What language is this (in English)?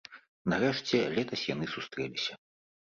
Belarusian